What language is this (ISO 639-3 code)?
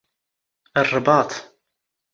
zgh